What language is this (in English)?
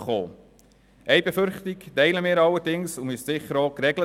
Swiss German